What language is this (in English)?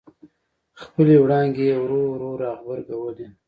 Pashto